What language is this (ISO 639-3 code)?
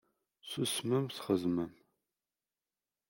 kab